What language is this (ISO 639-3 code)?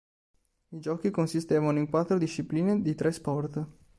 ita